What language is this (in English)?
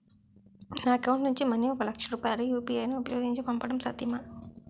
Telugu